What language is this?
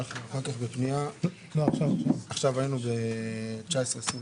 Hebrew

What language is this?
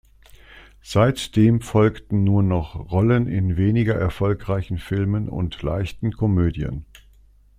German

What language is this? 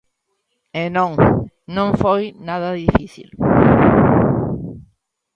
Galician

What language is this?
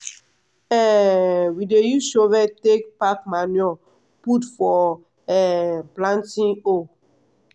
Nigerian Pidgin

